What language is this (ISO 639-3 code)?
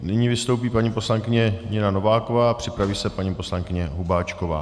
ces